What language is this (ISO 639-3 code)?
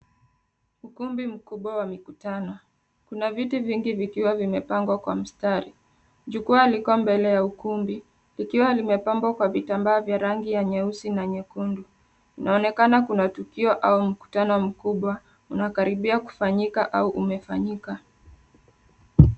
swa